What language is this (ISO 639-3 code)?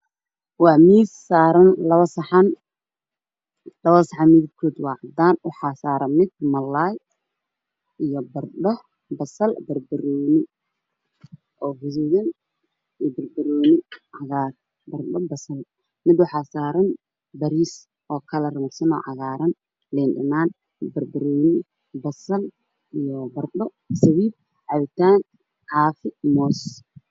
som